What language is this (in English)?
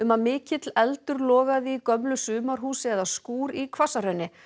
Icelandic